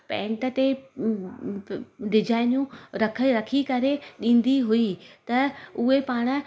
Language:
Sindhi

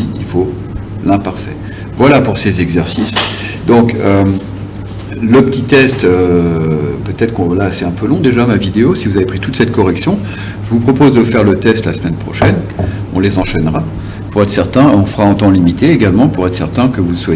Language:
French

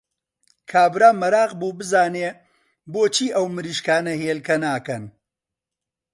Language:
Central Kurdish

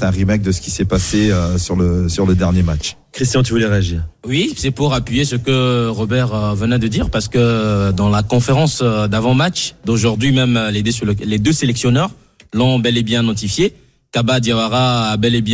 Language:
French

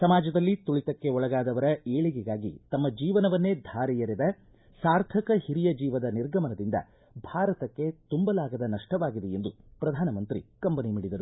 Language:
Kannada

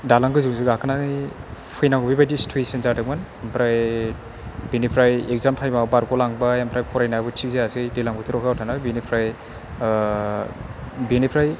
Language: Bodo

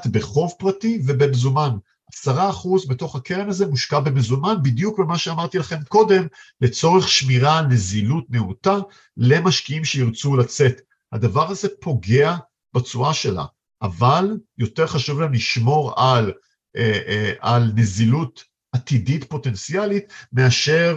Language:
Hebrew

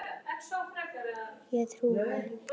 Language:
Icelandic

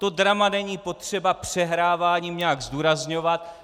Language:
Czech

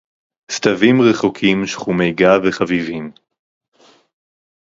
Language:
Hebrew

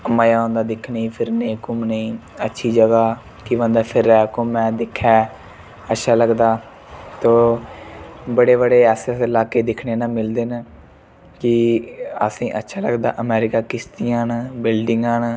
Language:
Dogri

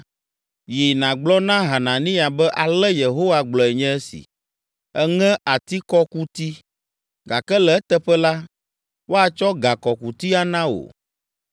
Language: Ewe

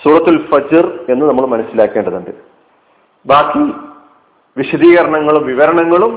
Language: Malayalam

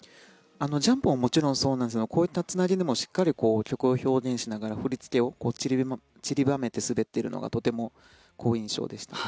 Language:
Japanese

